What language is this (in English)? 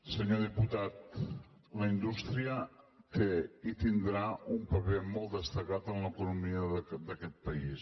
Catalan